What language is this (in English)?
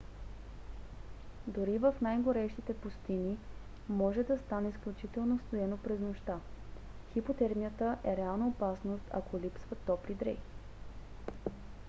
Bulgarian